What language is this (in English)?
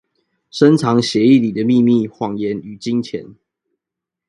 Chinese